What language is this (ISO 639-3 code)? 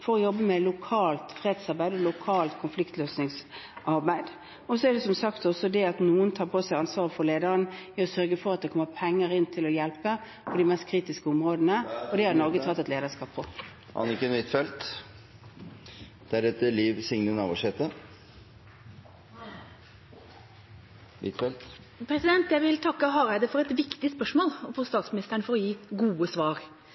nor